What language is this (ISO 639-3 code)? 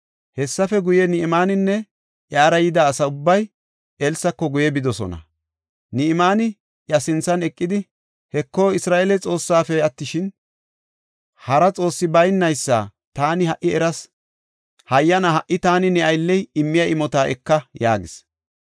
gof